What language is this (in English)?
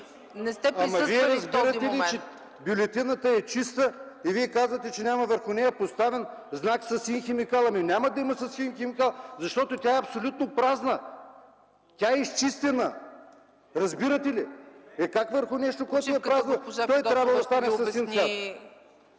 Bulgarian